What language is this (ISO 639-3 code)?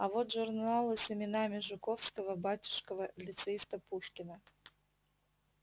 rus